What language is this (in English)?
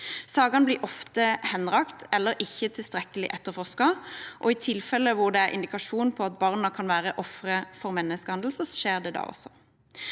Norwegian